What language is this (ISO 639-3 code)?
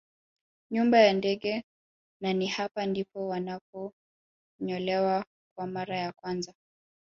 swa